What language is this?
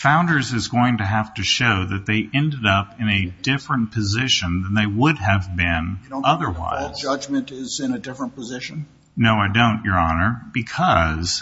English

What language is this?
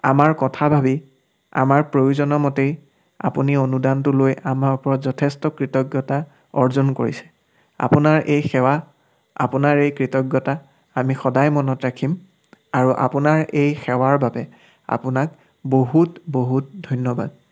Assamese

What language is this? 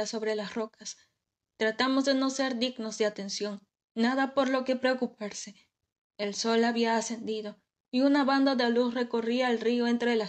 Spanish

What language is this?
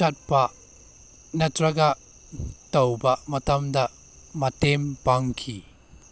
Manipuri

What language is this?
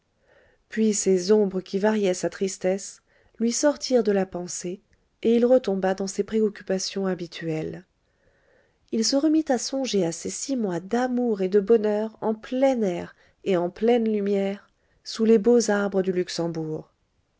French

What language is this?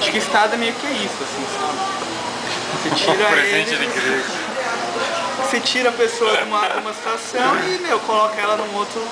Portuguese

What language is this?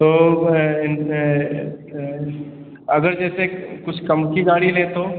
Hindi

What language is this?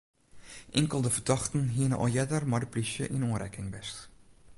Western Frisian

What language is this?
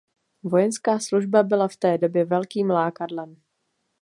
Czech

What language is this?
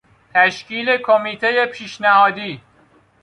Persian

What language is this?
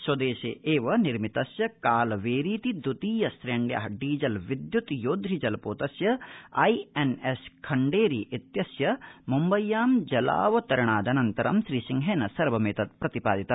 Sanskrit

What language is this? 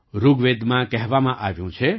Gujarati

